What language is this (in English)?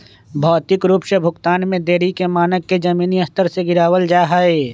Magahi